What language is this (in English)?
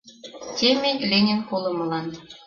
Mari